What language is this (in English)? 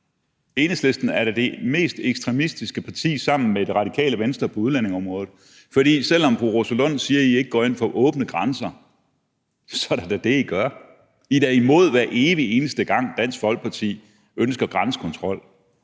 Danish